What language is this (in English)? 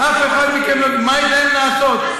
Hebrew